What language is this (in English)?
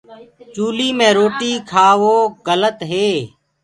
Gurgula